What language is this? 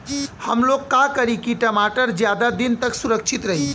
Bhojpuri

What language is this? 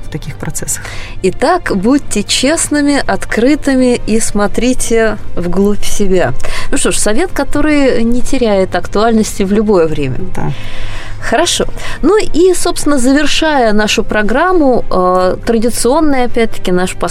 Russian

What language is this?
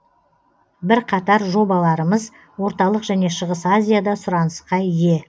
Kazakh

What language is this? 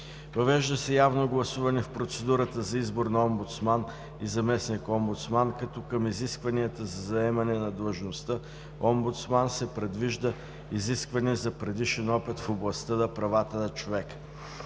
Bulgarian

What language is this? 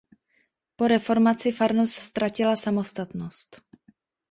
Czech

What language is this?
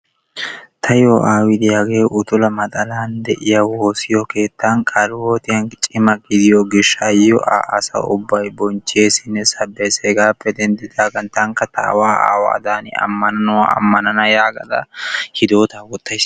Wolaytta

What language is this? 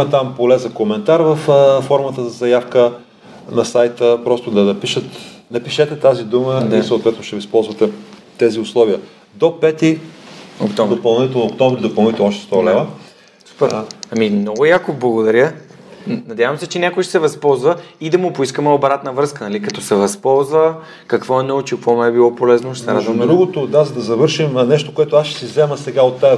Bulgarian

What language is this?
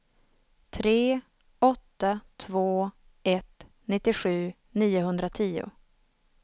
Swedish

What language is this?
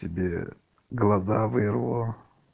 Russian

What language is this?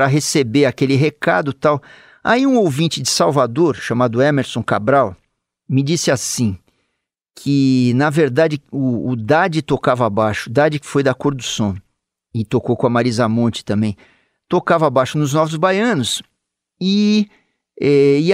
Portuguese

